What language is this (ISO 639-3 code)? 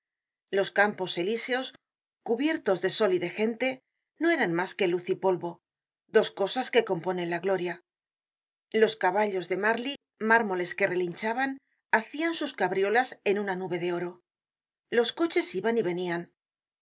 spa